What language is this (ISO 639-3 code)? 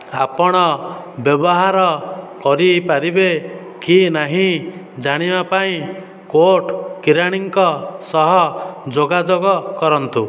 ori